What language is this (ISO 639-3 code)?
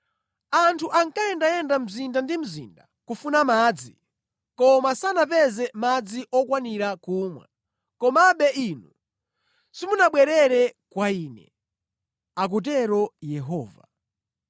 nya